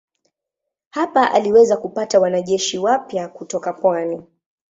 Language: Swahili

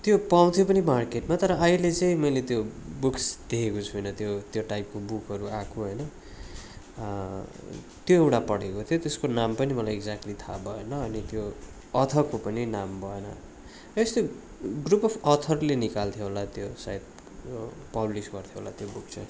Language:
Nepali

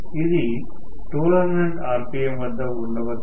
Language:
Telugu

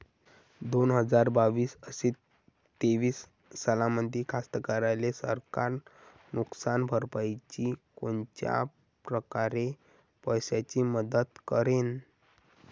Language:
Marathi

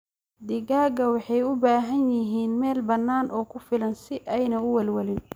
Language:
Somali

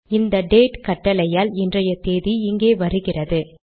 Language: Tamil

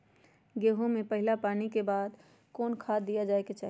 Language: Magahi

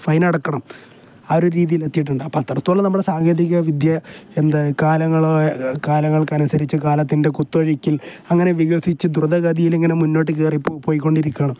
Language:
Malayalam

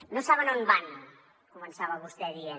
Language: Catalan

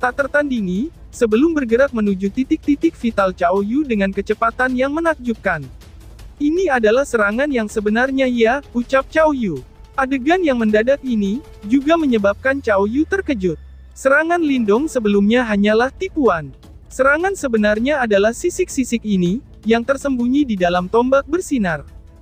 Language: Indonesian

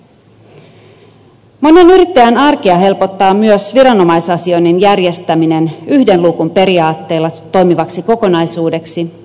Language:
Finnish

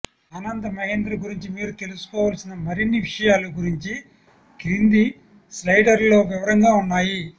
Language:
Telugu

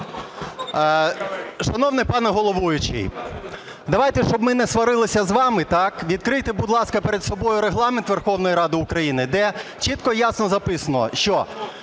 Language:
Ukrainian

